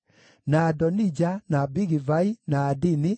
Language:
Kikuyu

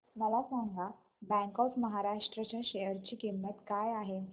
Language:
Marathi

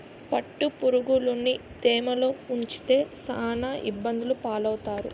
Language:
Telugu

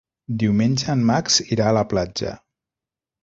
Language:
Catalan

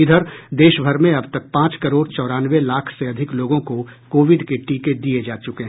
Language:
Hindi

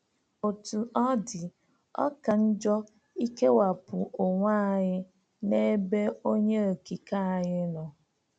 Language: Igbo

